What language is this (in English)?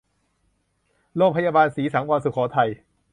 Thai